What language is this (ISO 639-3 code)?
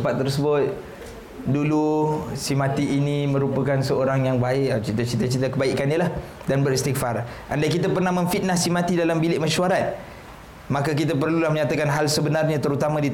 msa